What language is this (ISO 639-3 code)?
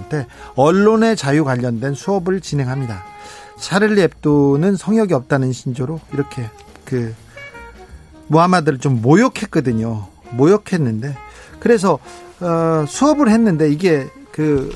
kor